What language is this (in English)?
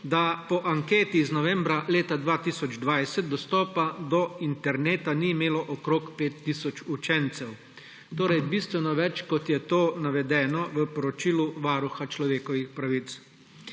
Slovenian